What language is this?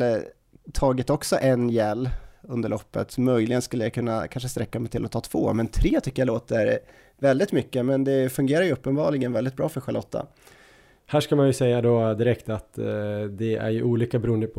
Swedish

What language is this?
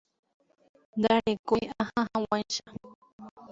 Guarani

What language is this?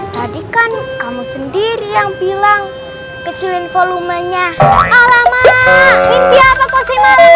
Indonesian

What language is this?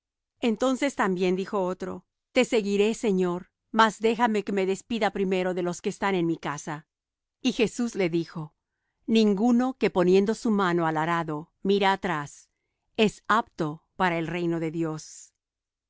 Spanish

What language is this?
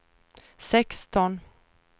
Swedish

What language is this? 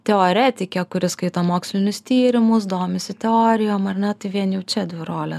Lithuanian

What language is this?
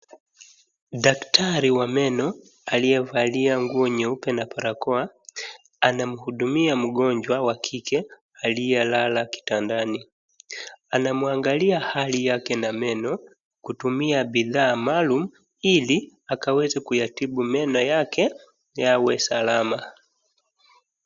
Swahili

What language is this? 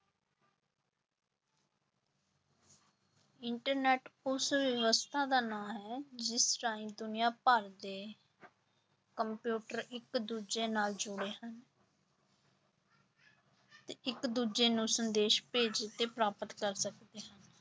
Punjabi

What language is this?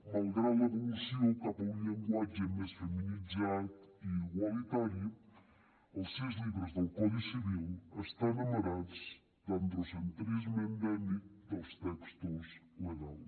Catalan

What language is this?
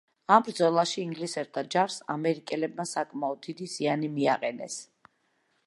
Georgian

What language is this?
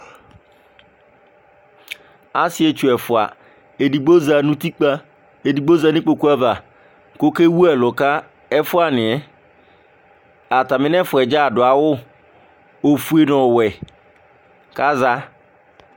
Ikposo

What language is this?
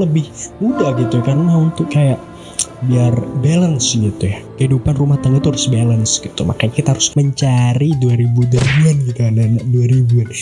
Indonesian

